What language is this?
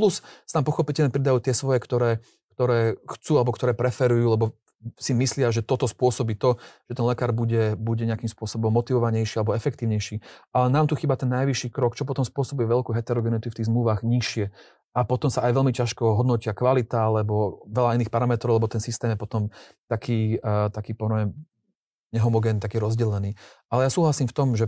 Slovak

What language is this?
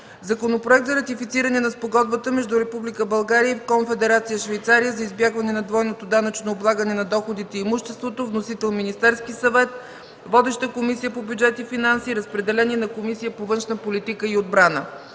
Bulgarian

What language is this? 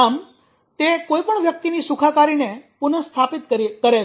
Gujarati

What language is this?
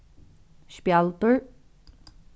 Faroese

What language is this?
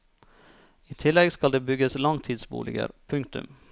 Norwegian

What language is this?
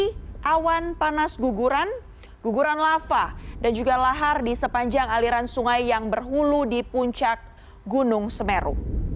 Indonesian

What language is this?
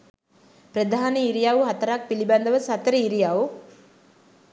Sinhala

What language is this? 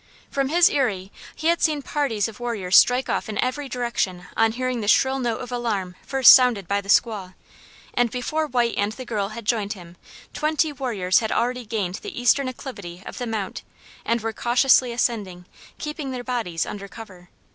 English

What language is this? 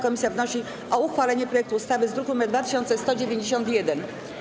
Polish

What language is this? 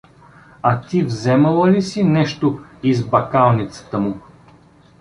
Bulgarian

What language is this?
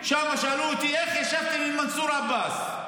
Hebrew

